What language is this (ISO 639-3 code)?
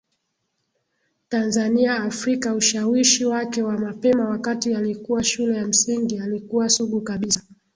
swa